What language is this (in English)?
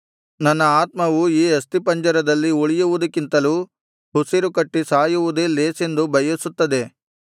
Kannada